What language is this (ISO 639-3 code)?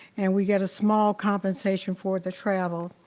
eng